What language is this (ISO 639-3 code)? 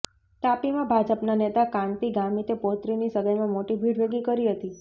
guj